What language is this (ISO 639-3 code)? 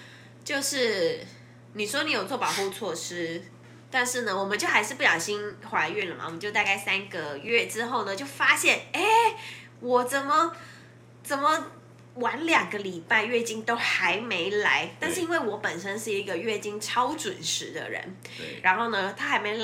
zho